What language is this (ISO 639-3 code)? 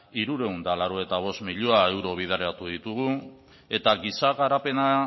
eus